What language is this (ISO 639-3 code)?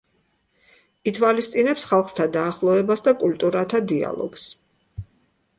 kat